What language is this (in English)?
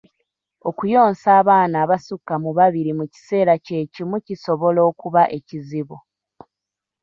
Ganda